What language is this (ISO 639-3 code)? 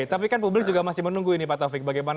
ind